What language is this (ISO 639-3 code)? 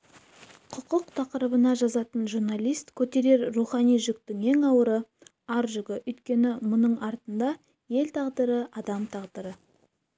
kaz